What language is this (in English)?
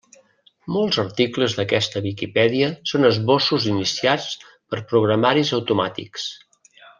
Catalan